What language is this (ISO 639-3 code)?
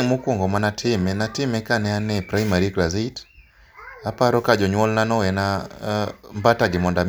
luo